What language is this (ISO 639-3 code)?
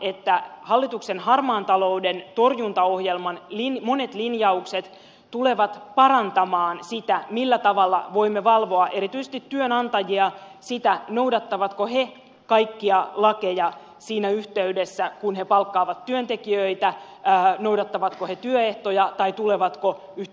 fin